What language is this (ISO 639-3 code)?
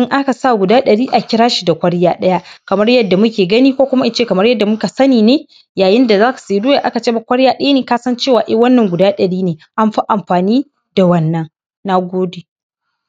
hau